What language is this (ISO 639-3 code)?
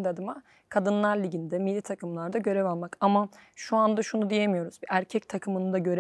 tur